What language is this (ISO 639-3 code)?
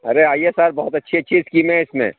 urd